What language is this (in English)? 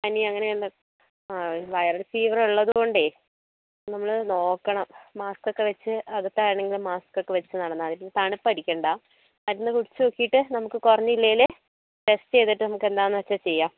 Malayalam